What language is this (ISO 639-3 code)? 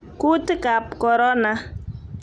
kln